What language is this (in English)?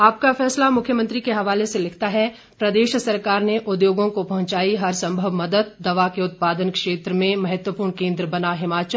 Hindi